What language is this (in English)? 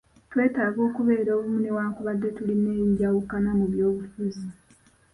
Ganda